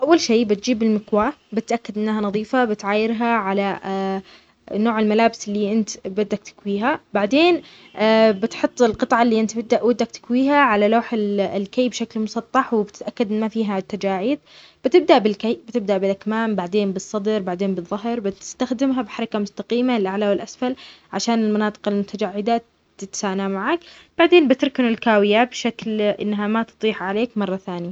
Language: Omani Arabic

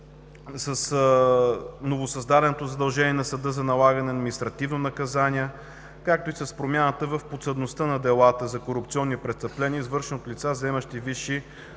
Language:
Bulgarian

